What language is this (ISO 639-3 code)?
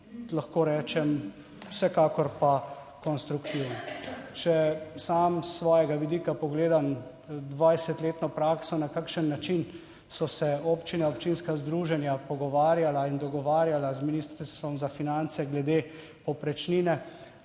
slv